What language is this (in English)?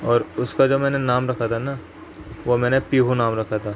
Urdu